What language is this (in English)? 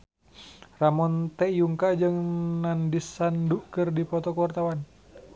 Sundanese